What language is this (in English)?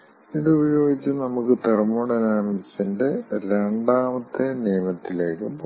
Malayalam